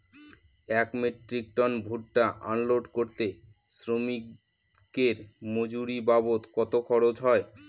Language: Bangla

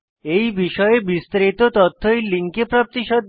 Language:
Bangla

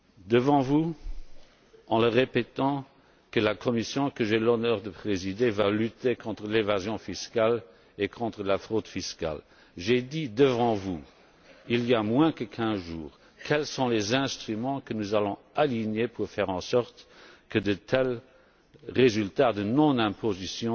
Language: French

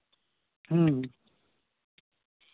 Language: Santali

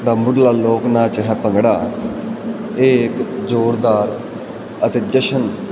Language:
Punjabi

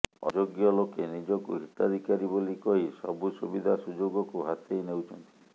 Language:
Odia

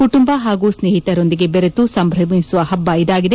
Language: Kannada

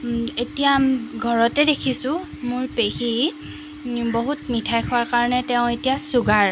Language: Assamese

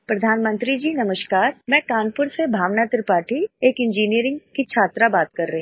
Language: Hindi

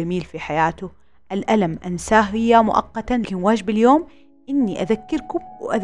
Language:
Arabic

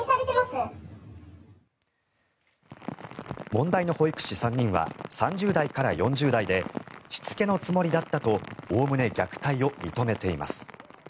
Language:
Japanese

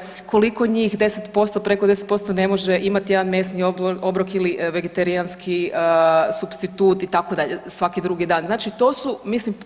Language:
Croatian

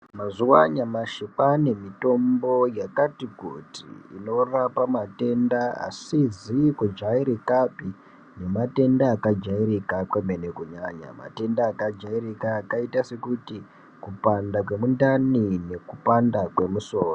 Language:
Ndau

